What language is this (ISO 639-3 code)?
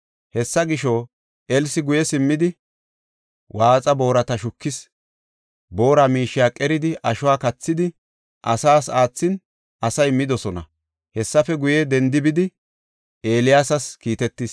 gof